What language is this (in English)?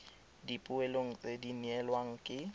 Tswana